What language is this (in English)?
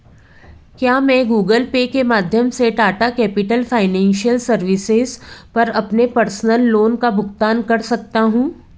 Hindi